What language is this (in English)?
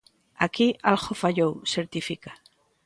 Galician